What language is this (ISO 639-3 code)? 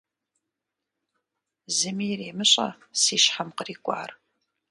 kbd